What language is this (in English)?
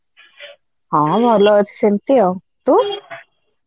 Odia